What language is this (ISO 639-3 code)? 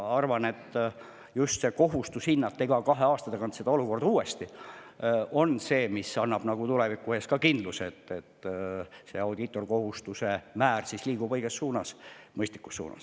est